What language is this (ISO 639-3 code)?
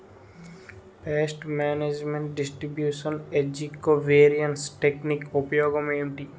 tel